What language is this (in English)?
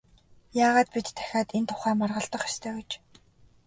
Mongolian